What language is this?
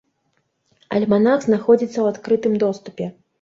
Belarusian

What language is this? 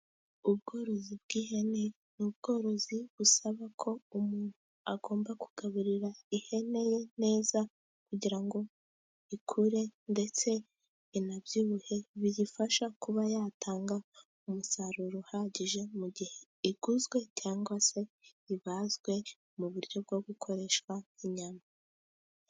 Kinyarwanda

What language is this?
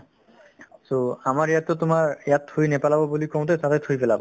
Assamese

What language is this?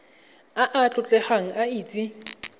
Tswana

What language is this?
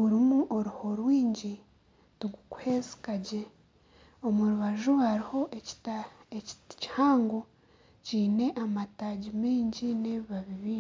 Nyankole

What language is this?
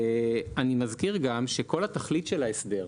Hebrew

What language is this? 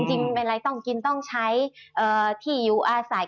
Thai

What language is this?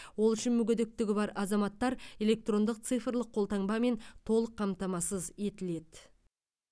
Kazakh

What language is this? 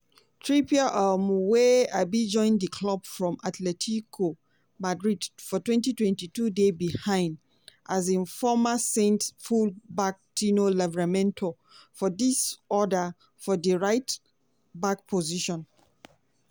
Nigerian Pidgin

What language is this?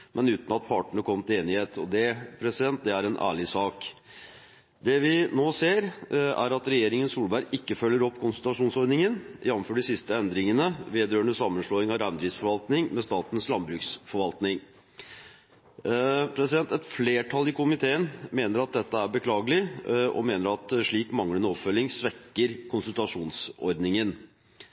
Norwegian Bokmål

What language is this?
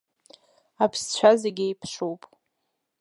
Abkhazian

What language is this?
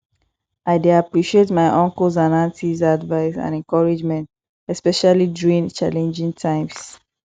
Nigerian Pidgin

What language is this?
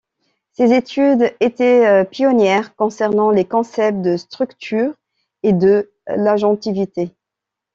French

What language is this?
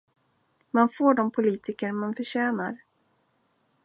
Swedish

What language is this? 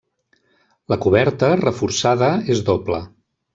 Catalan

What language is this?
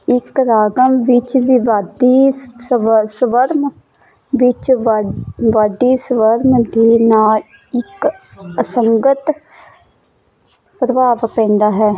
Punjabi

